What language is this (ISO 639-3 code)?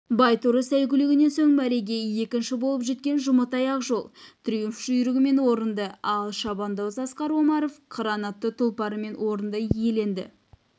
kaz